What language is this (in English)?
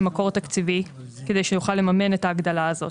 Hebrew